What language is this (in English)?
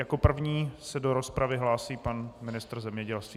Czech